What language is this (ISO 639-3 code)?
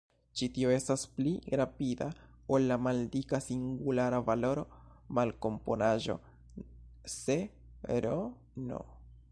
epo